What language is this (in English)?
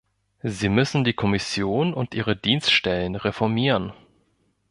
German